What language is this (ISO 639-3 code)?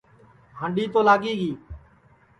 ssi